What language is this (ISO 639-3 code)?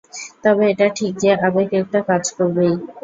ben